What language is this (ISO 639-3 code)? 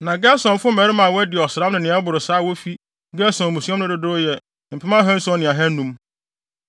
aka